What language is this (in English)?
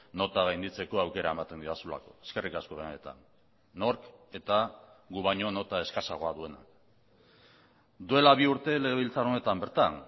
Basque